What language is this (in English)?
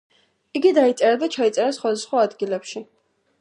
Georgian